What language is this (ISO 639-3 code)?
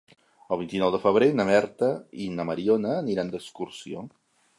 cat